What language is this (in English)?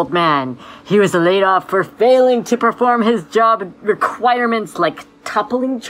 English